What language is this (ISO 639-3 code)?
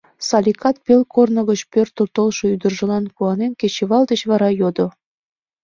chm